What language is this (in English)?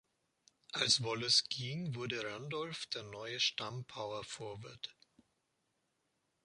German